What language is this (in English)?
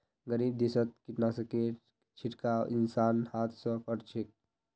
Magahi